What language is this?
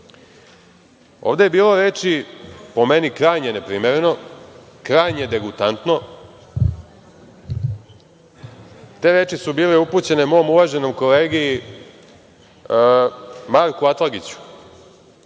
Serbian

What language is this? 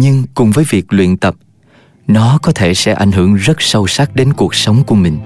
Vietnamese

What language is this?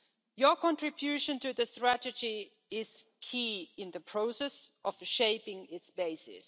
English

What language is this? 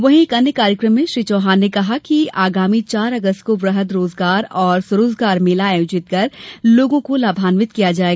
Hindi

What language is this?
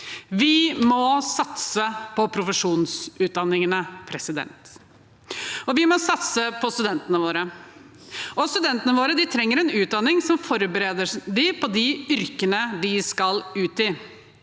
Norwegian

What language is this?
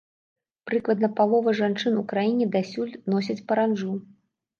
Belarusian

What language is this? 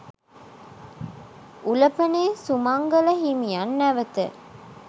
Sinhala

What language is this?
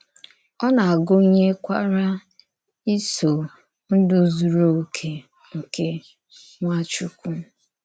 Igbo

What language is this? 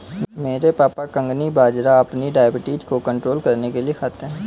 Hindi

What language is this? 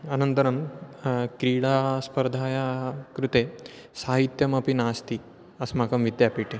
Sanskrit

